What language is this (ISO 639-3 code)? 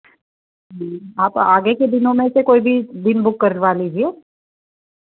hin